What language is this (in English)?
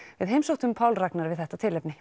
Icelandic